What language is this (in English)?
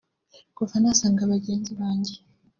Kinyarwanda